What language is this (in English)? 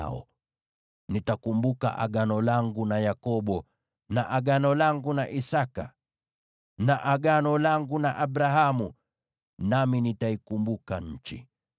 Swahili